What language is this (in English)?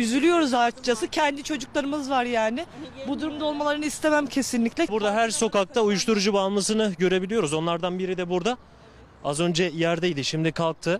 Turkish